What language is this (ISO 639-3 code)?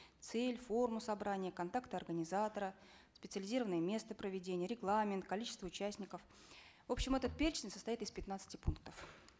kaz